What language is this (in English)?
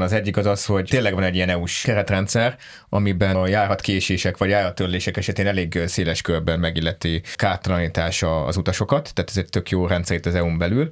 Hungarian